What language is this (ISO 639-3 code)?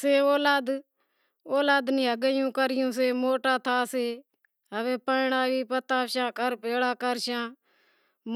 kxp